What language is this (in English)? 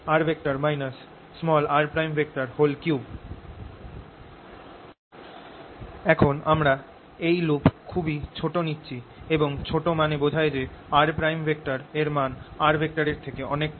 Bangla